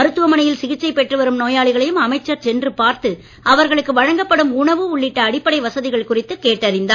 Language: Tamil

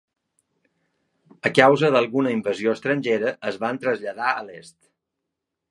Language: Catalan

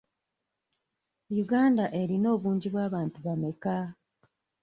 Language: Ganda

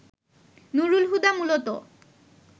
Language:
Bangla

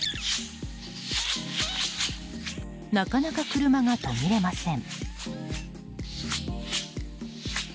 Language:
Japanese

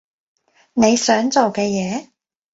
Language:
Cantonese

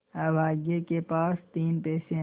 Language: Hindi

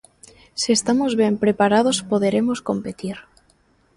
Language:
Galician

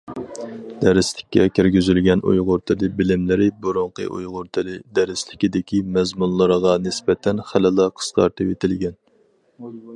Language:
Uyghur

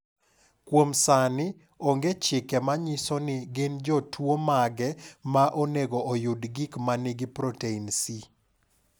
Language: Luo (Kenya and Tanzania)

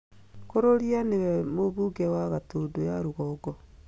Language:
Kikuyu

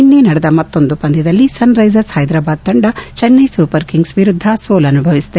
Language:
Kannada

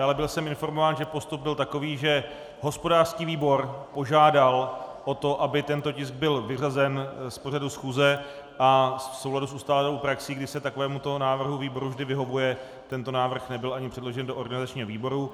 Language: Czech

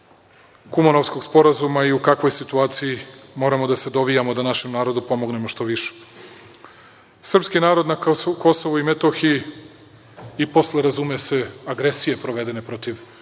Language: Serbian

